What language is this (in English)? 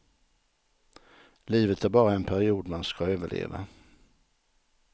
Swedish